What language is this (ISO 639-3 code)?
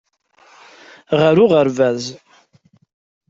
kab